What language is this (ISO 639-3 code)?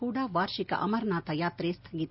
kan